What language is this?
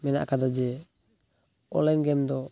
Santali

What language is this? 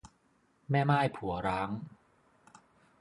Thai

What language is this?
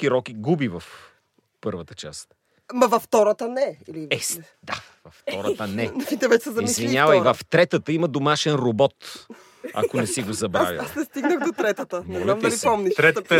Bulgarian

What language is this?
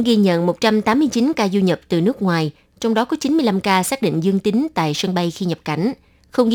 Vietnamese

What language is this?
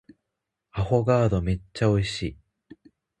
Japanese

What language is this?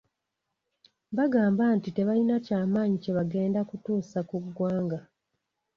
Ganda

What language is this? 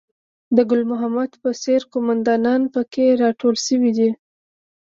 Pashto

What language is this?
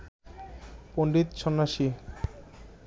Bangla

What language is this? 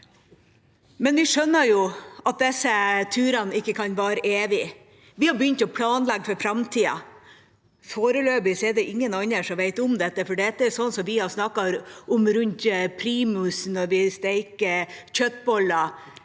Norwegian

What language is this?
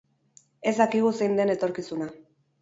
Basque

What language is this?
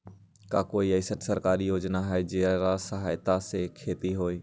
Magahi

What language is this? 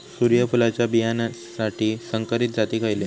Marathi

